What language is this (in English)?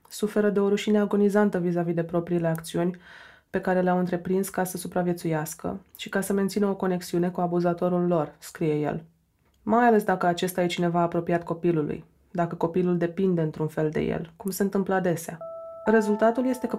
Romanian